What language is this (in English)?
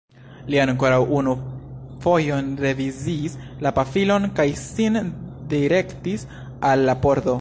Esperanto